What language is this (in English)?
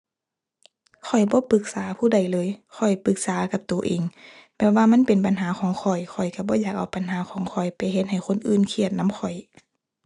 Thai